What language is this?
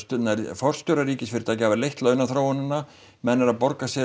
Icelandic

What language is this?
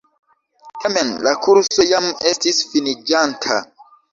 Esperanto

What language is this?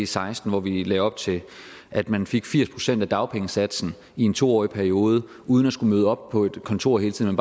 Danish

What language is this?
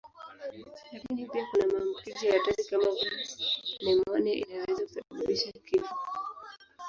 Swahili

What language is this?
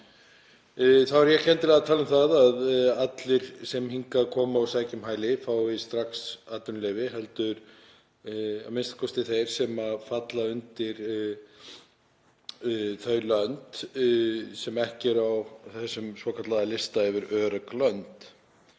Icelandic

